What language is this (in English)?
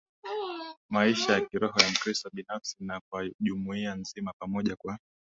Swahili